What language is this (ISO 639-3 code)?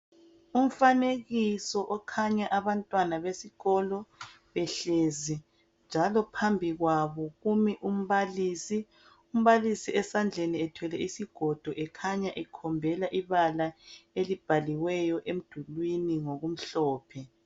nde